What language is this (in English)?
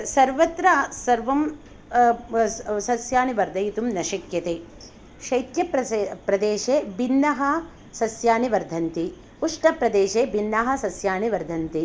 Sanskrit